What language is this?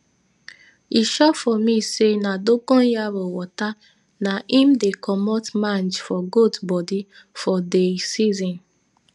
Nigerian Pidgin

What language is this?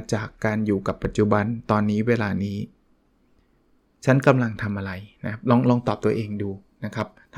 Thai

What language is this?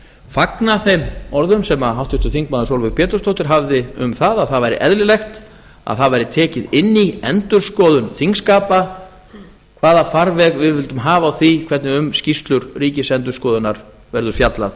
Icelandic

